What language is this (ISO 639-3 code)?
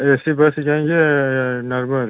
hin